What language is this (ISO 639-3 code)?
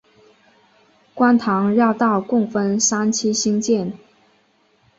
zho